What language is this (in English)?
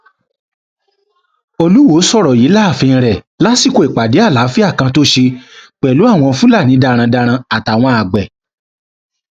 Yoruba